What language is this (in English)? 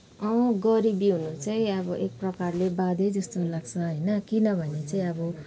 Nepali